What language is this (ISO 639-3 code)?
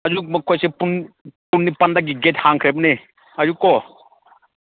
mni